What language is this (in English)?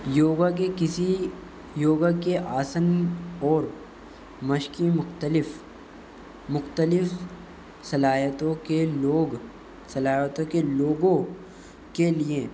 Urdu